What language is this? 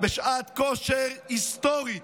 Hebrew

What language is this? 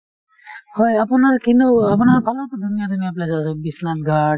Assamese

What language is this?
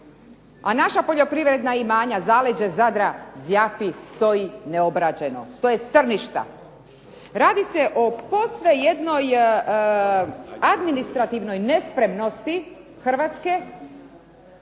Croatian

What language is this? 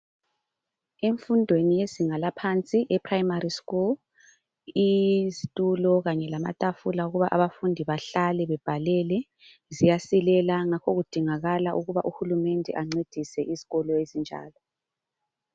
North Ndebele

